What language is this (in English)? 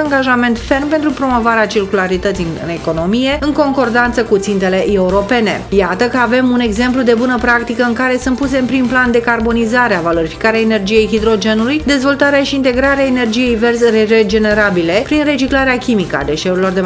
Romanian